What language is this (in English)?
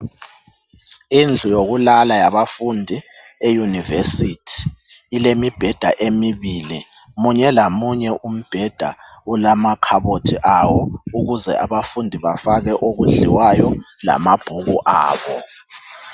North Ndebele